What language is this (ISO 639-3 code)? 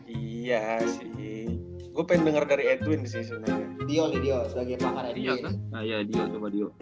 ind